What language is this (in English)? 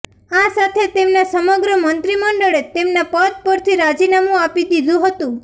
Gujarati